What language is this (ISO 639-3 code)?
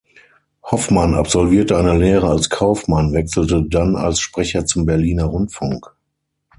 deu